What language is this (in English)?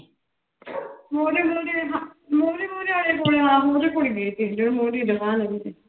Punjabi